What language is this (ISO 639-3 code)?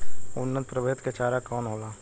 bho